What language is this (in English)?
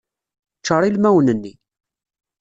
Kabyle